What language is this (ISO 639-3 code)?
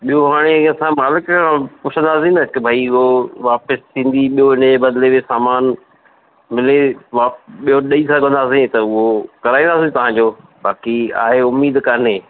snd